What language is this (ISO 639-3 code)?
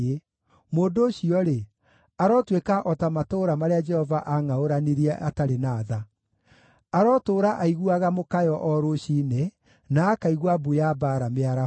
kik